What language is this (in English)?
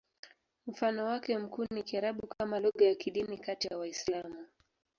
Swahili